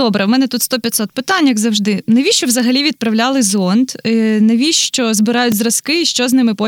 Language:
Ukrainian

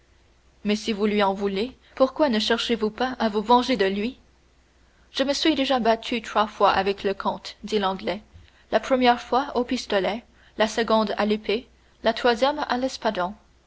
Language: French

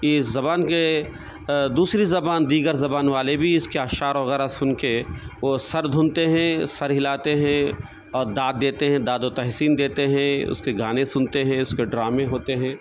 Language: Urdu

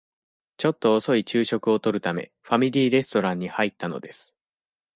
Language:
Japanese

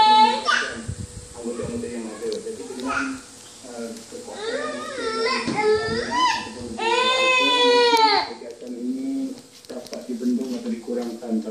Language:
Malay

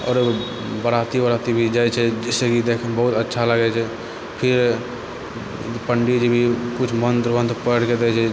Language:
Maithili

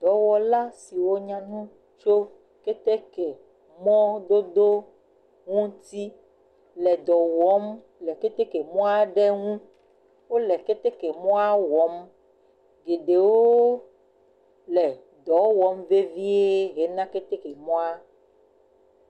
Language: Ewe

